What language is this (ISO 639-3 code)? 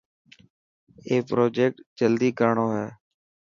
mki